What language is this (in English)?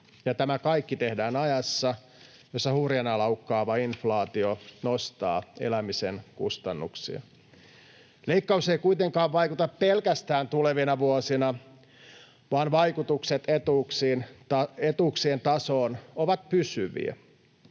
Finnish